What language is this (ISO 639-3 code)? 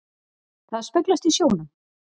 isl